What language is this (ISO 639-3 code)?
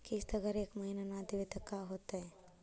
mag